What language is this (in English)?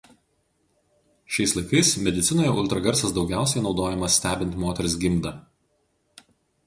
Lithuanian